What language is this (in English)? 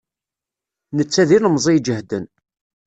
Kabyle